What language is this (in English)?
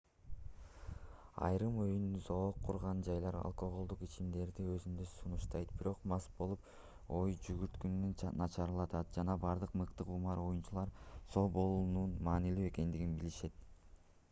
Kyrgyz